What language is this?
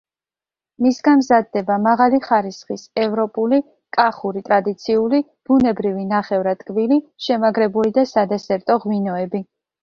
Georgian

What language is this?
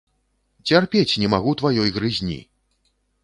Belarusian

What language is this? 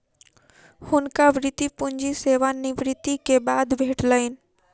Maithili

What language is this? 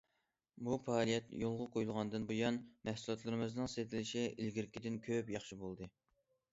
Uyghur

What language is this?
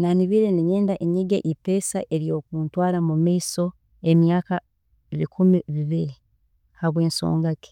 Tooro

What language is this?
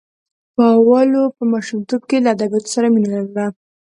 Pashto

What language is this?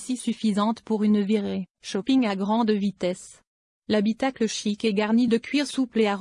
French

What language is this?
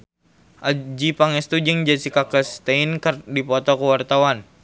Sundanese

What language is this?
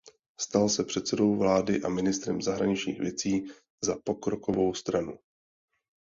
Czech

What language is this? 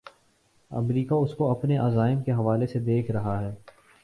Urdu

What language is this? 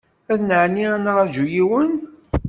Kabyle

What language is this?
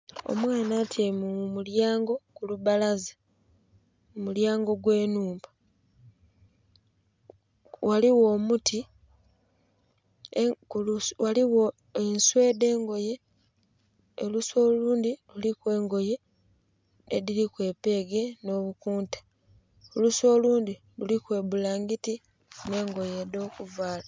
Soga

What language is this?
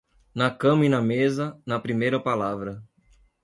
Portuguese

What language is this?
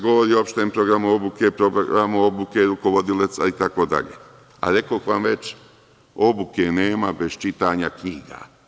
Serbian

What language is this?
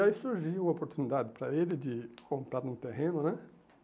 Portuguese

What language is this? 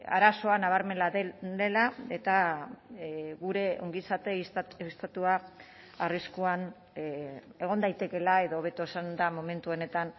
Basque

